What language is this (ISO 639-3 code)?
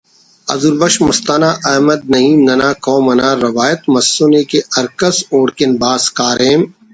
brh